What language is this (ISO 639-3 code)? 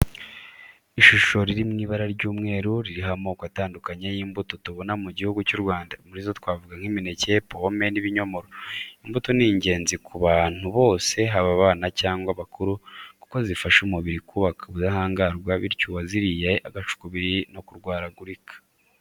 kin